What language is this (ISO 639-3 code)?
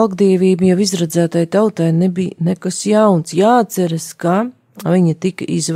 lav